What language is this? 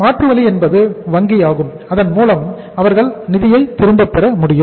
Tamil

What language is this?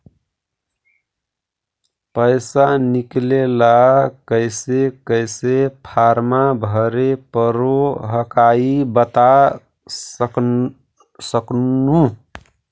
Magahi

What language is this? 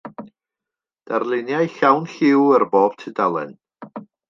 Welsh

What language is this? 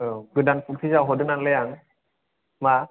Bodo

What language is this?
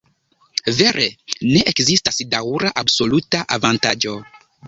Esperanto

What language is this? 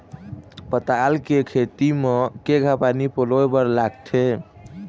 Chhattisgarhi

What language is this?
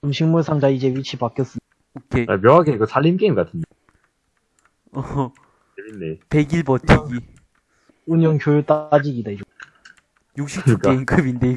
Korean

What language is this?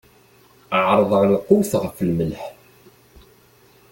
Kabyle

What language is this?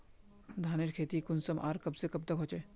Magahi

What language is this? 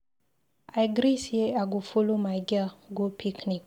Nigerian Pidgin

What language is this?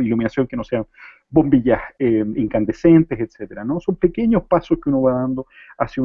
Spanish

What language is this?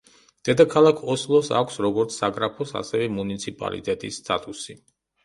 Georgian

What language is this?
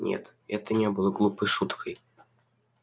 Russian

